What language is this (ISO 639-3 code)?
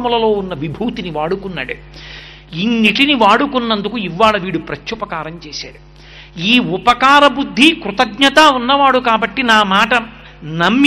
tel